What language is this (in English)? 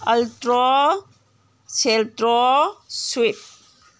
Manipuri